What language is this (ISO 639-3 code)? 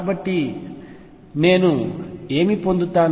tel